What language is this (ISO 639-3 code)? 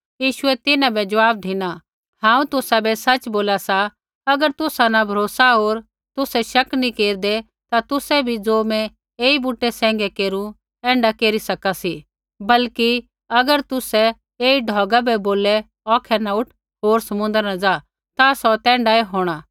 kfx